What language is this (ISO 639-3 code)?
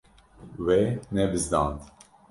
kur